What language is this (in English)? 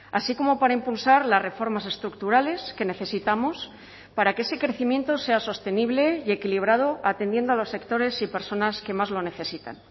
Spanish